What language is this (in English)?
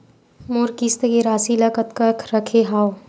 Chhattisgarhi